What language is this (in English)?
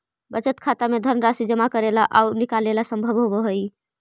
Magahi